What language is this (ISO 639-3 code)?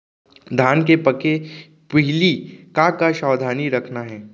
hne